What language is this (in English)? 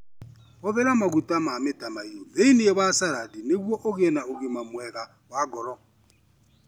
Kikuyu